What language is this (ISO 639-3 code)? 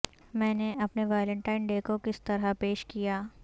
urd